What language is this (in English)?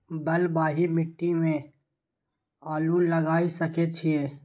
Maithili